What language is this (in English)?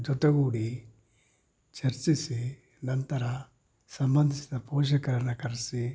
Kannada